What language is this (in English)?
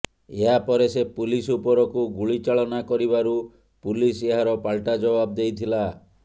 Odia